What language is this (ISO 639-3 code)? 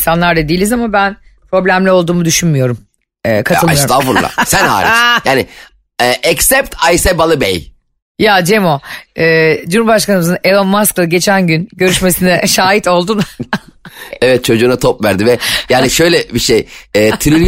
tur